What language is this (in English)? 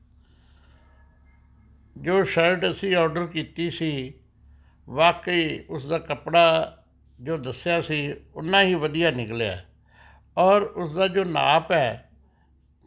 Punjabi